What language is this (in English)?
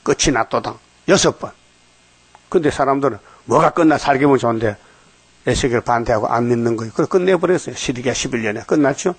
Korean